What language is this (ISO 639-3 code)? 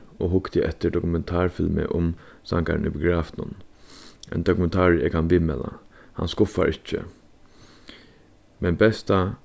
fao